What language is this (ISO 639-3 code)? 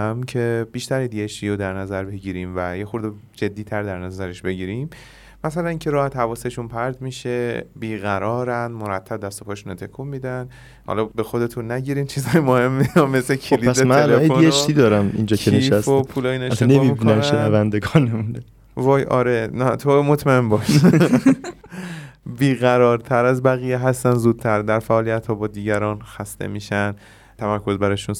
fas